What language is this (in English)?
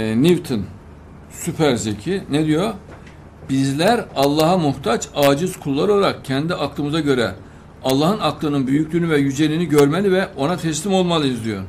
Turkish